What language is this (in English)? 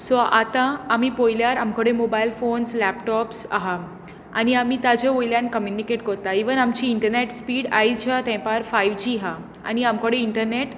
Konkani